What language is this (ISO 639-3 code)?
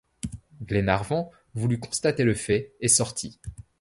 fra